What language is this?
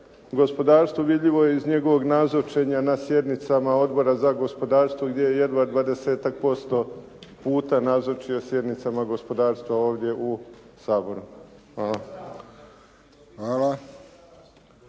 Croatian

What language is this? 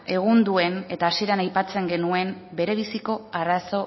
Basque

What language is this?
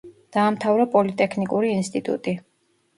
Georgian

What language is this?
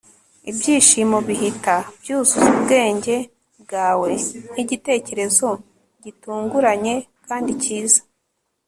Kinyarwanda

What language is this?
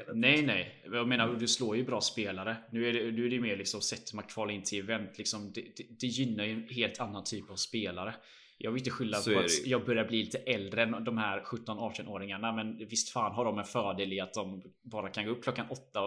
Swedish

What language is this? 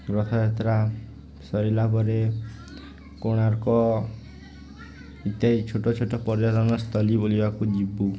Odia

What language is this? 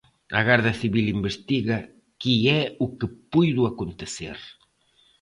Galician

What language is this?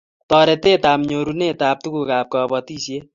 Kalenjin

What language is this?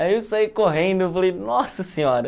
Portuguese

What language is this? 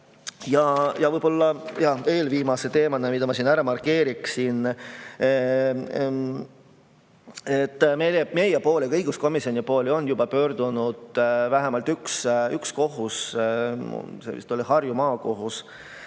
Estonian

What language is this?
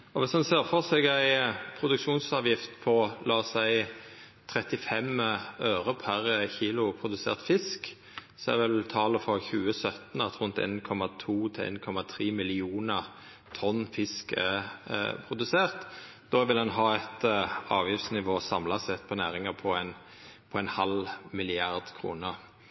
Norwegian Nynorsk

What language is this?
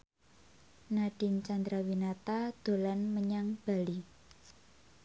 Javanese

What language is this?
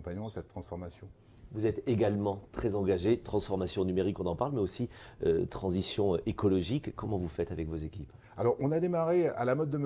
French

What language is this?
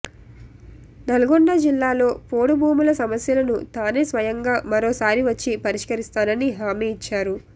Telugu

